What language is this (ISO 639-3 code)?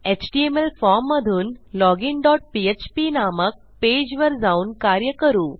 mar